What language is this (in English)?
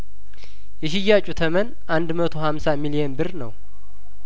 Amharic